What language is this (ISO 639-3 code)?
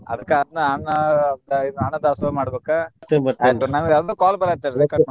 kan